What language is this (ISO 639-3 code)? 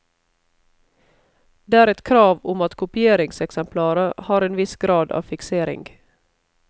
nor